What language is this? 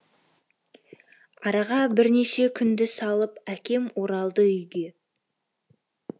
Kazakh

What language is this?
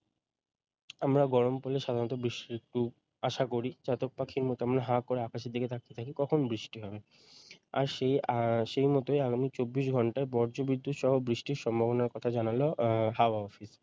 Bangla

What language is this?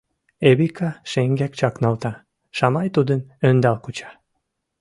Mari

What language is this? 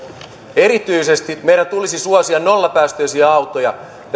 Finnish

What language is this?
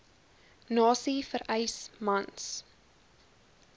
Afrikaans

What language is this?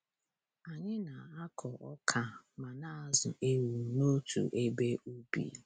Igbo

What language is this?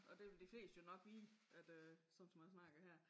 Danish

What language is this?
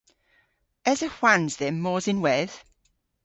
Cornish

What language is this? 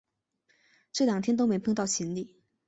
Chinese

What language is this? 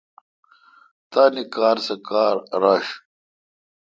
Kalkoti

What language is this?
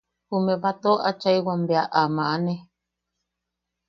Yaqui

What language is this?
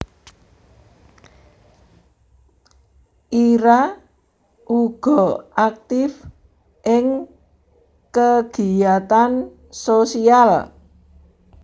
Javanese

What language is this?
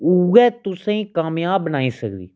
Dogri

